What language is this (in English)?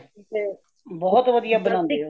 Punjabi